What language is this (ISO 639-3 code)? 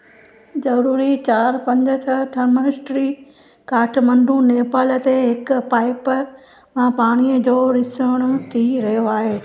snd